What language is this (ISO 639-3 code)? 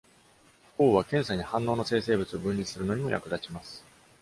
jpn